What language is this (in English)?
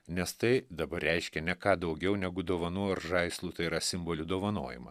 Lithuanian